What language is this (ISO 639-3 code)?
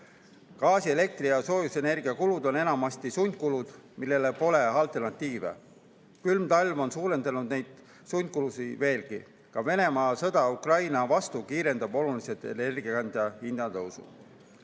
est